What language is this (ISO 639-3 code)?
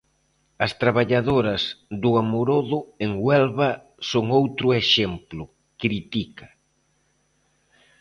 glg